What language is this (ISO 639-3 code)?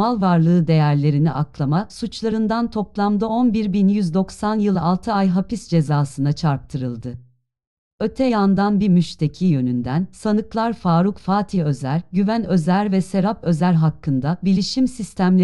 tur